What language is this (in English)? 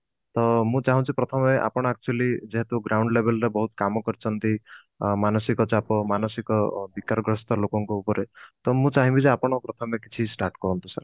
Odia